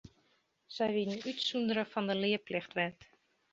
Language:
Western Frisian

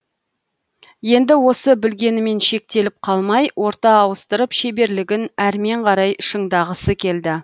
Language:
Kazakh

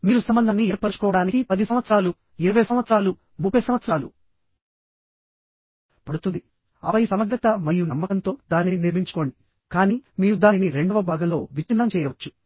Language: Telugu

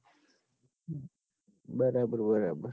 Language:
Gujarati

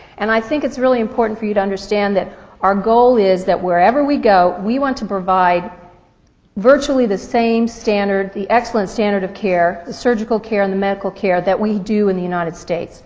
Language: English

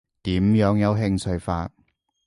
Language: Cantonese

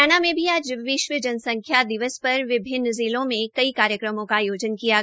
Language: Hindi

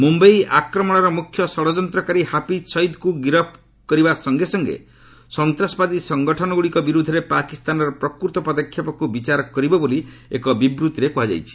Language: Odia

